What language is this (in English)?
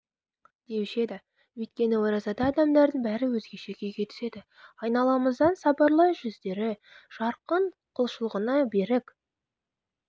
Kazakh